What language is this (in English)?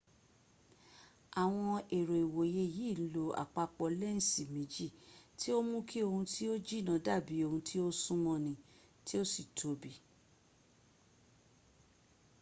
Yoruba